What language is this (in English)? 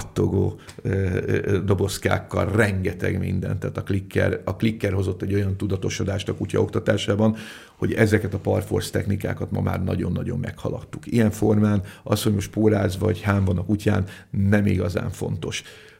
Hungarian